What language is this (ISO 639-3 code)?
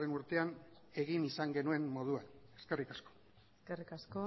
eus